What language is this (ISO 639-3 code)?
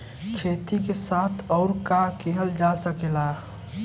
bho